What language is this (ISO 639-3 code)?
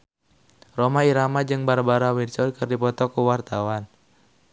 sun